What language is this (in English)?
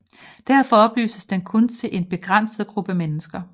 Danish